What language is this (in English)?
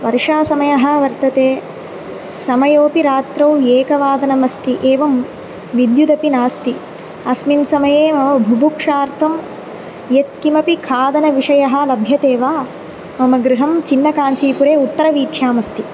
Sanskrit